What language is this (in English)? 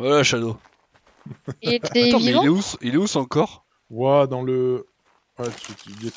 French